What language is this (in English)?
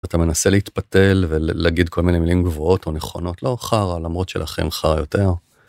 Hebrew